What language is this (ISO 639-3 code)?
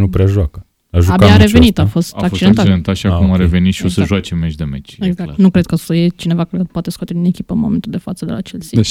ron